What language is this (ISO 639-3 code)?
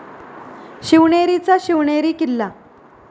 mar